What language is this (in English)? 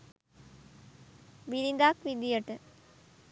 Sinhala